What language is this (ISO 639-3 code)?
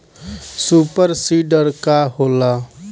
bho